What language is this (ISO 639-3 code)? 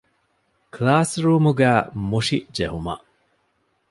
div